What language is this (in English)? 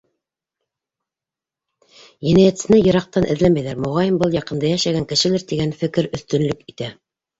Bashkir